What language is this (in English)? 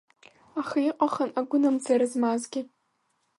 Abkhazian